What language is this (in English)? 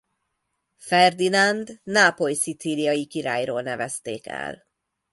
Hungarian